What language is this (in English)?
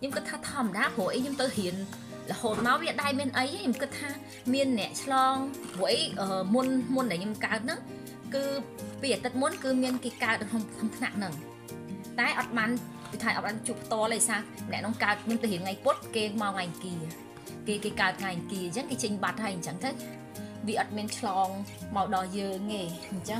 Vietnamese